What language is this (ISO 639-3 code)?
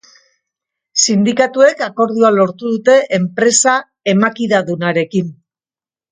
eus